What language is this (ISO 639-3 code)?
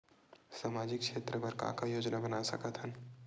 hne